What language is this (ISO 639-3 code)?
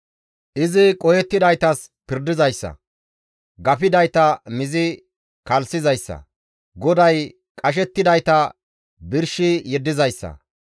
gmv